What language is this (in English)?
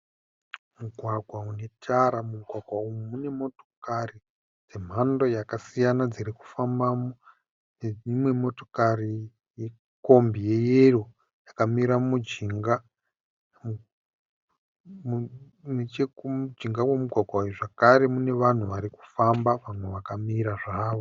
Shona